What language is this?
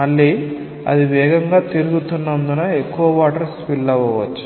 Telugu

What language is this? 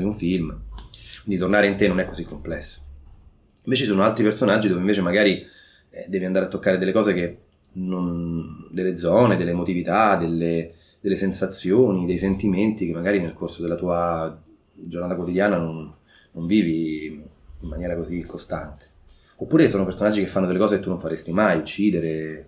Italian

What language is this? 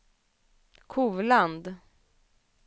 Swedish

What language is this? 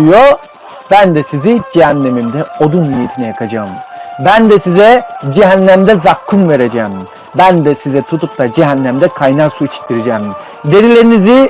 Turkish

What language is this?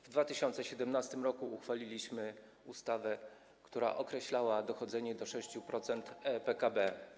Polish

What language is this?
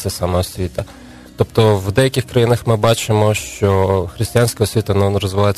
Ukrainian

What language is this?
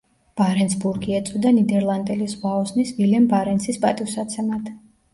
Georgian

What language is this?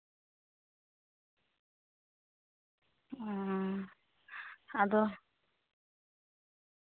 Santali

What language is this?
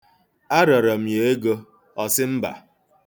Igbo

